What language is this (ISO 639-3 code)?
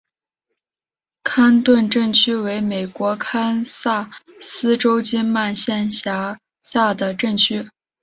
zho